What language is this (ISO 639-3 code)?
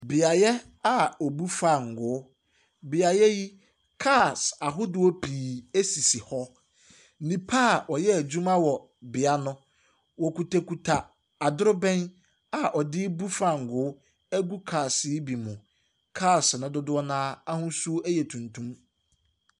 aka